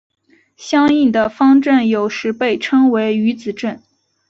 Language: Chinese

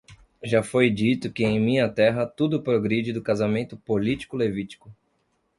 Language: Portuguese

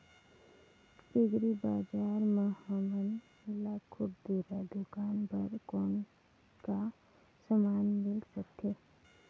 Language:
Chhattisgarhi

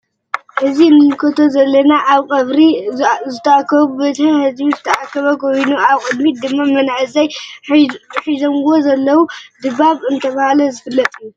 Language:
Tigrinya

